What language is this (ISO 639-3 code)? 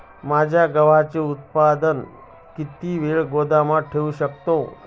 mar